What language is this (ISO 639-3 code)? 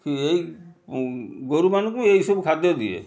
ori